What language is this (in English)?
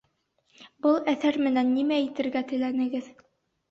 Bashkir